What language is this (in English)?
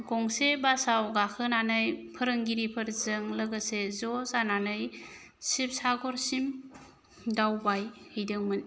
Bodo